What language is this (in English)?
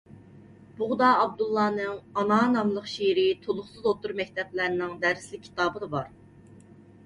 Uyghur